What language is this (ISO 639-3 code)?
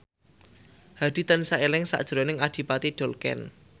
jav